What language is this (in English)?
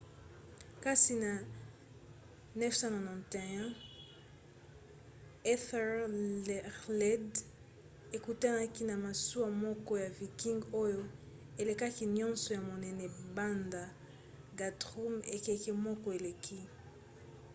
Lingala